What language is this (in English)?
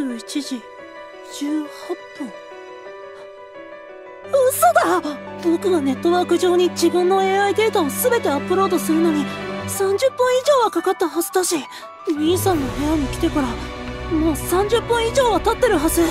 Japanese